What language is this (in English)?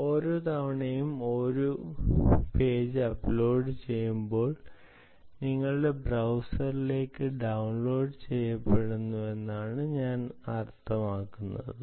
Malayalam